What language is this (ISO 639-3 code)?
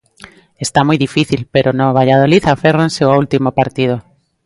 glg